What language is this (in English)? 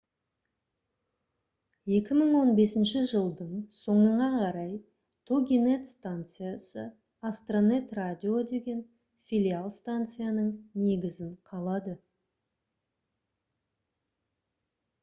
Kazakh